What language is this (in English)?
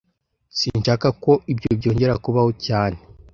Kinyarwanda